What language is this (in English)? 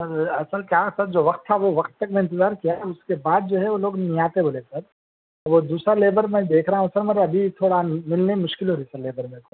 Urdu